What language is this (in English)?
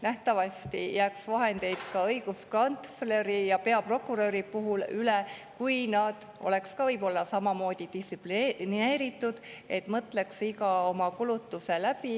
Estonian